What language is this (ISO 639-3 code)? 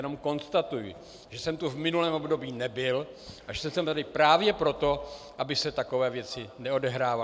ces